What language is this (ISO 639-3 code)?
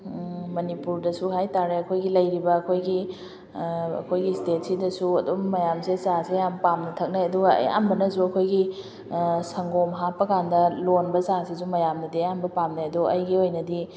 mni